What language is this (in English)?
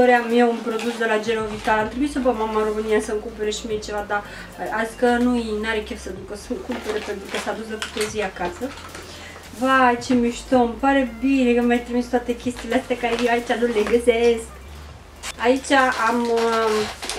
Romanian